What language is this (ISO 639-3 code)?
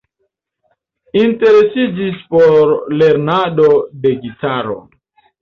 epo